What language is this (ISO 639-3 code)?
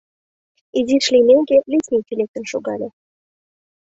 chm